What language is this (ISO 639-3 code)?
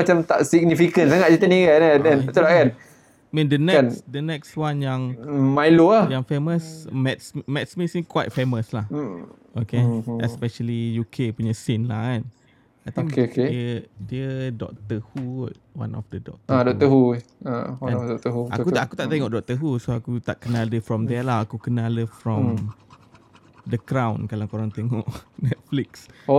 msa